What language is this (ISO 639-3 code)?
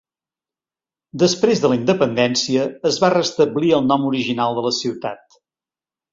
cat